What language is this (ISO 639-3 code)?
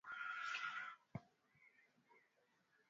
swa